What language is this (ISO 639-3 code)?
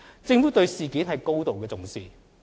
yue